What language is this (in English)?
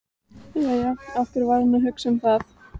Icelandic